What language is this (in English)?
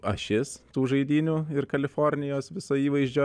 Lithuanian